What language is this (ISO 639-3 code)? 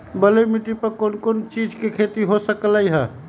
mag